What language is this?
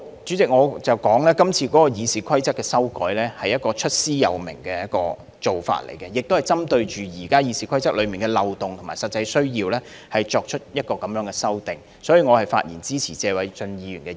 Cantonese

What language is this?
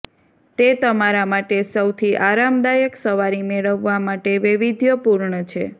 Gujarati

